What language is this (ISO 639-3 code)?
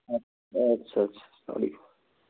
kas